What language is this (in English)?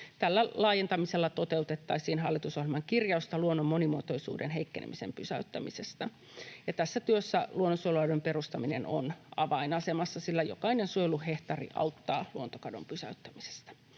Finnish